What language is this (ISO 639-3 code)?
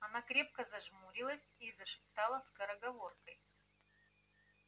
rus